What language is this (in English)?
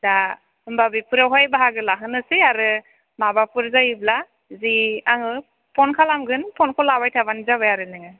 Bodo